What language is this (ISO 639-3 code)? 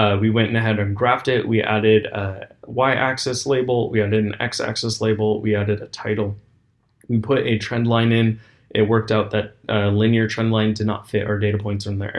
eng